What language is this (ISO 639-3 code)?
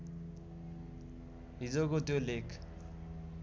nep